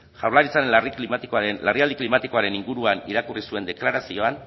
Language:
Basque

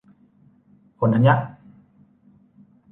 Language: Thai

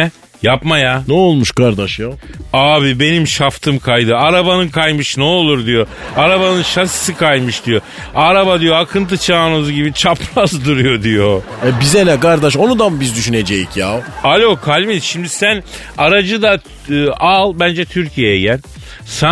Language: Turkish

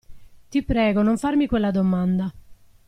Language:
Italian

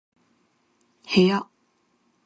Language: Japanese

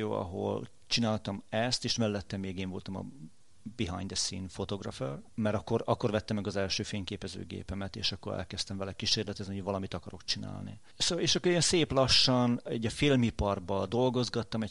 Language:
Hungarian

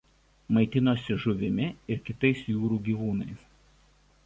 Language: Lithuanian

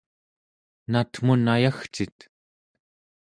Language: Central Yupik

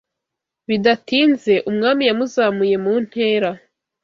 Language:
Kinyarwanda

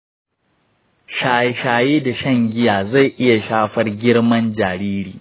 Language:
Hausa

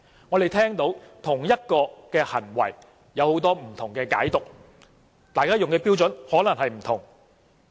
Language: Cantonese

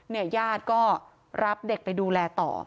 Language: Thai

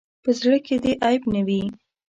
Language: Pashto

